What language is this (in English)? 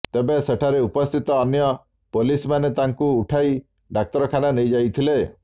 Odia